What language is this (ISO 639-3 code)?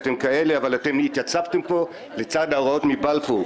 heb